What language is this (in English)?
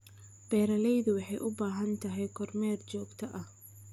Somali